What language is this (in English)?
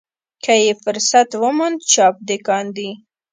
Pashto